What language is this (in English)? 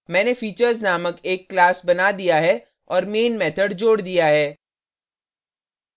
Hindi